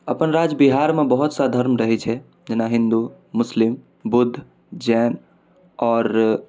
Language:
Maithili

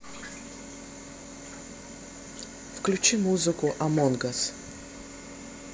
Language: Russian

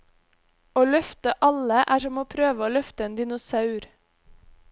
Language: Norwegian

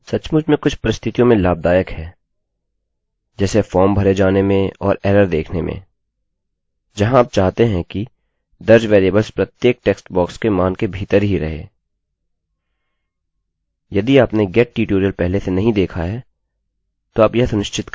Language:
Hindi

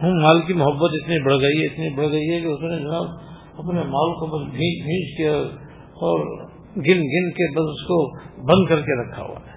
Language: Urdu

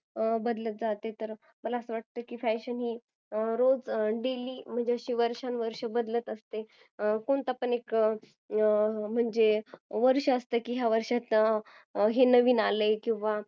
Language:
Marathi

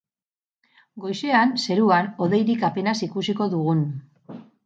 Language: Basque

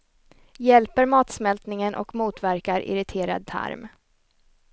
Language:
Swedish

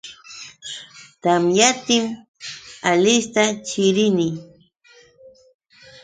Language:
Yauyos Quechua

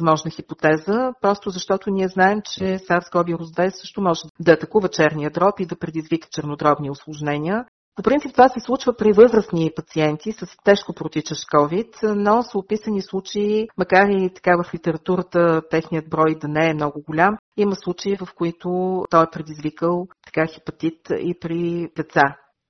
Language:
Bulgarian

